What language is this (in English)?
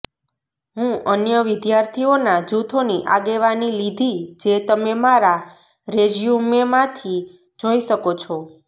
Gujarati